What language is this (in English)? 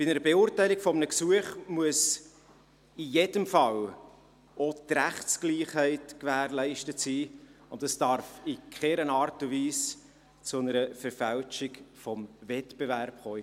Swiss German